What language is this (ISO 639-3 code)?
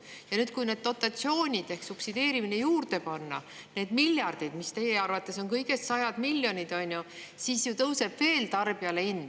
est